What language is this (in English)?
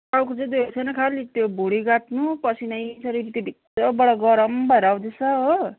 Nepali